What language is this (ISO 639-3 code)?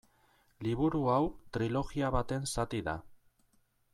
eus